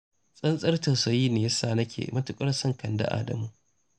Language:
Hausa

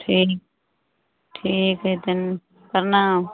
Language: Maithili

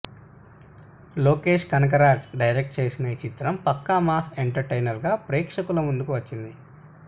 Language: Telugu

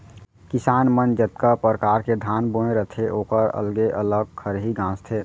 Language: Chhattisgarhi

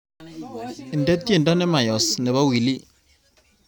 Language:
Kalenjin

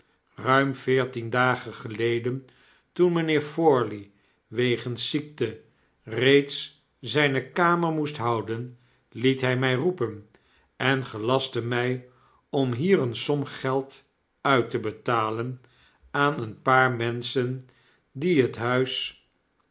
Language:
Dutch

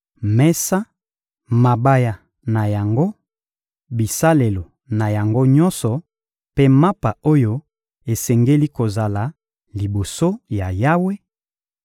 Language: Lingala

